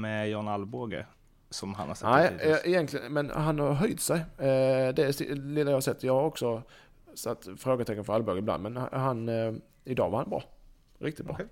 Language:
Swedish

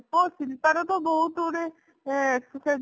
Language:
Odia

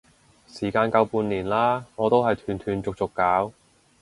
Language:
Cantonese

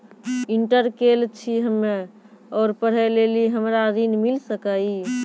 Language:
Maithili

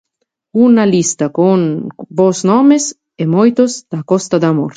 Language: Galician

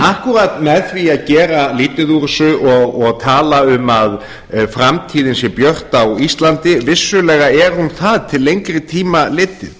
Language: Icelandic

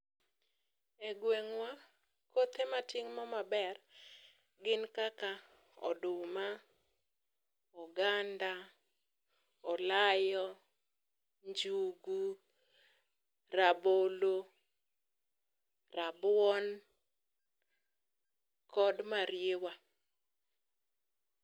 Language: Luo (Kenya and Tanzania)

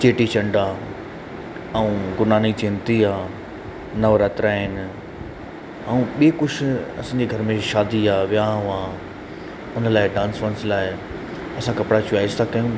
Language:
Sindhi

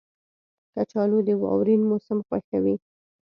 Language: Pashto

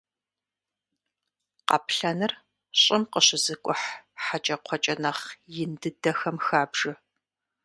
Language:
Kabardian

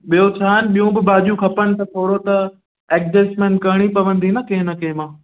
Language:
Sindhi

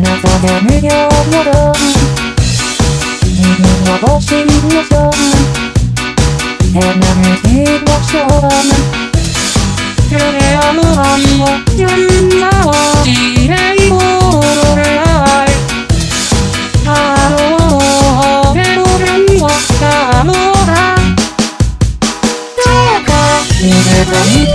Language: Turkish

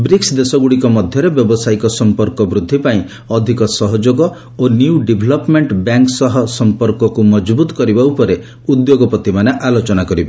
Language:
Odia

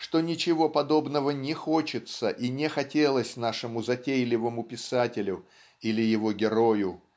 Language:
Russian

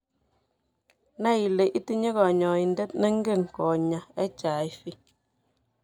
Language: Kalenjin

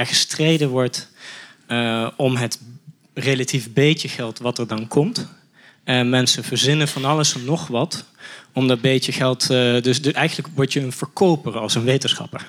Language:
Dutch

